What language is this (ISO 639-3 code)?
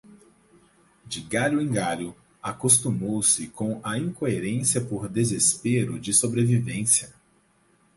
por